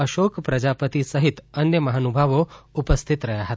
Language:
Gujarati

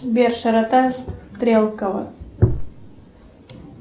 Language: Russian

